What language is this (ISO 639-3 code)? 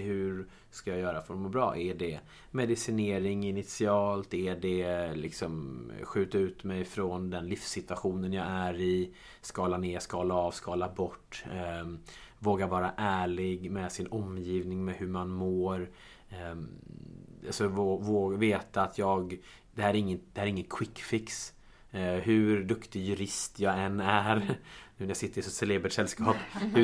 swe